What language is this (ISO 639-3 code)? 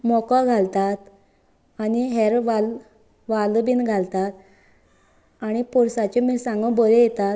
kok